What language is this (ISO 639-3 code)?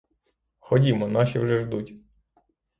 ukr